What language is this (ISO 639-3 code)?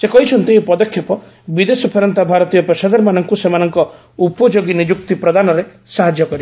ori